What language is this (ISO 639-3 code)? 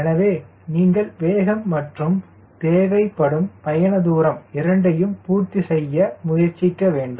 tam